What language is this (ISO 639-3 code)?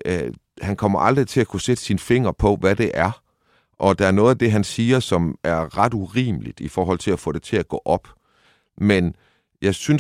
dan